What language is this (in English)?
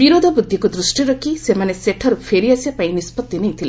Odia